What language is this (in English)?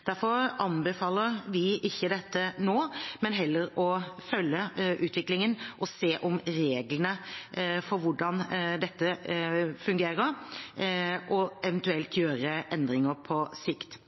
Norwegian Bokmål